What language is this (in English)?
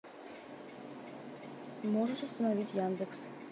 Russian